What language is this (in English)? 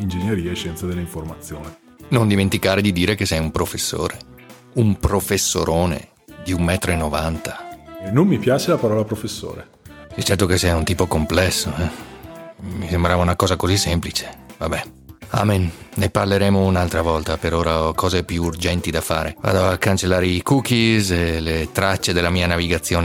Italian